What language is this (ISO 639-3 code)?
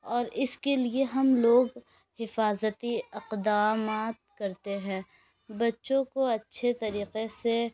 urd